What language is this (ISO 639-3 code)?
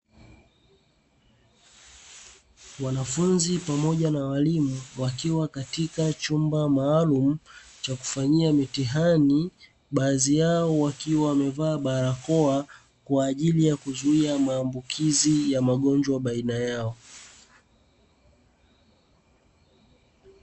swa